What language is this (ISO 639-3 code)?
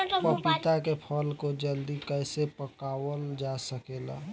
bho